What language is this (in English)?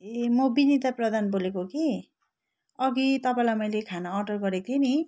Nepali